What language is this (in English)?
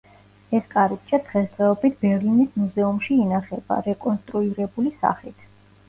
Georgian